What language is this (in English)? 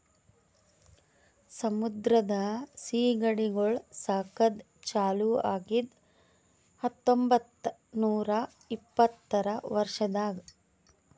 Kannada